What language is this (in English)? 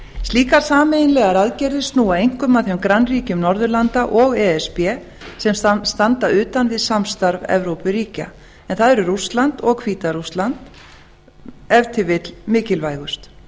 Icelandic